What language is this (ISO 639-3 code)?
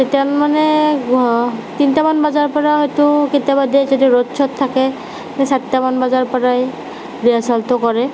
asm